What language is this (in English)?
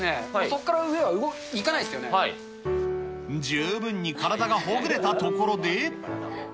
Japanese